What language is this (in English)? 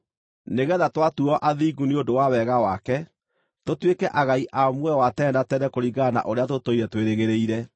Kikuyu